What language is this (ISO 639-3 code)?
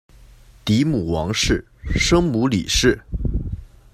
zho